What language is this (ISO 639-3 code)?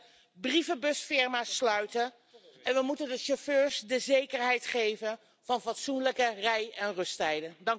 nld